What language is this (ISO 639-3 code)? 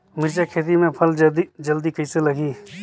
hne